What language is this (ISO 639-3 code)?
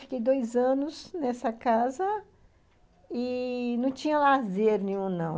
por